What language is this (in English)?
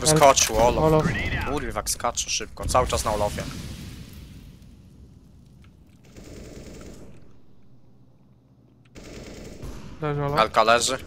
Polish